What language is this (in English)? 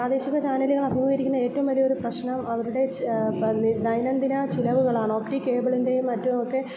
Malayalam